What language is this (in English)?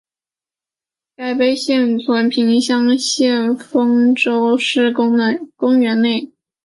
Chinese